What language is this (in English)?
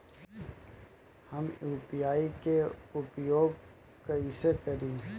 Bhojpuri